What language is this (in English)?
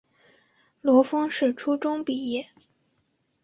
Chinese